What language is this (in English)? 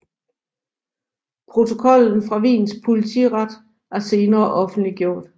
Danish